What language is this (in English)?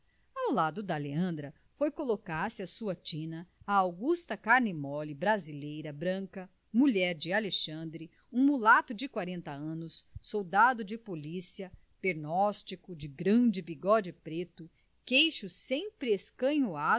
Portuguese